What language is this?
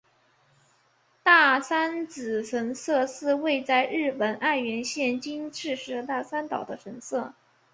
Chinese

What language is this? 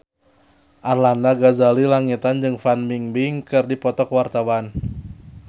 Sundanese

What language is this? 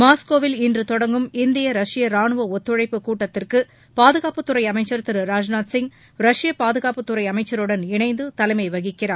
Tamil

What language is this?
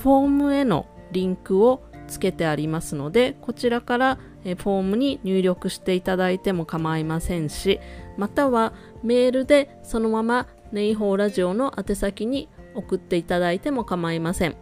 Japanese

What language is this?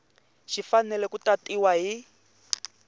Tsonga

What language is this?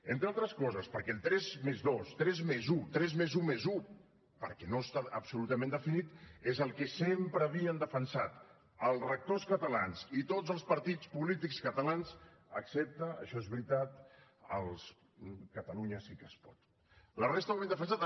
Catalan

